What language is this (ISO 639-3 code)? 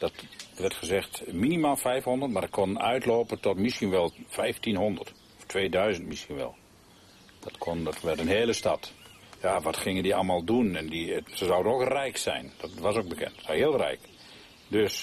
nld